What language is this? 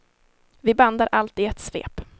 Swedish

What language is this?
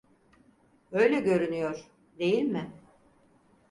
Turkish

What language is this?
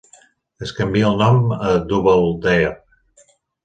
Catalan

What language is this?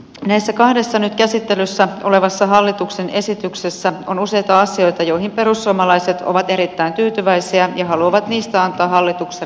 Finnish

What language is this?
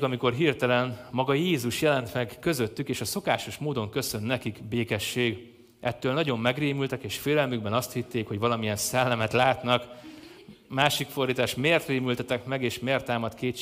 Hungarian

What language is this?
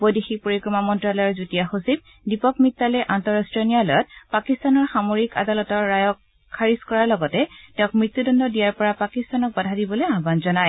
Assamese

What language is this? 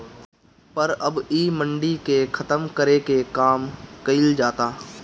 Bhojpuri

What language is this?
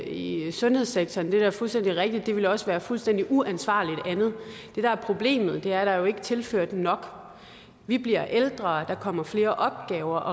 Danish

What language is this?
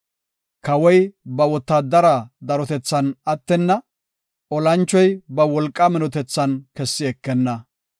Gofa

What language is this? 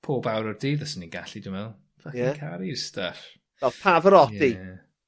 Welsh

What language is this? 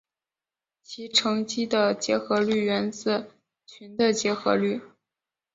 Chinese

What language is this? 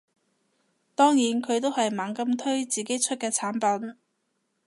Cantonese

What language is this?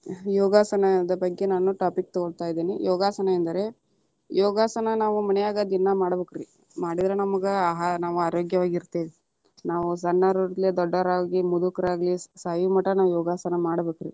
Kannada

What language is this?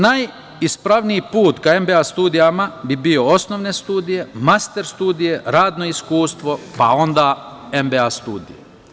Serbian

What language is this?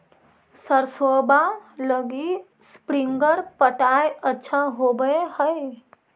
Magahi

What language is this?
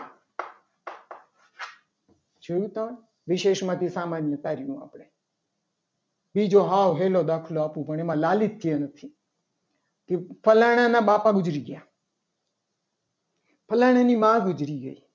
Gujarati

